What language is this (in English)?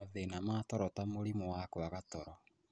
Kikuyu